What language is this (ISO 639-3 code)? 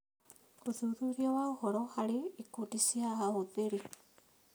kik